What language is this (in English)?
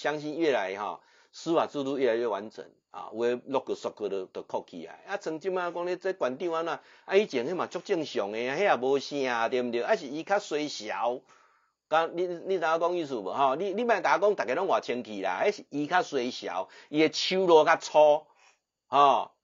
Chinese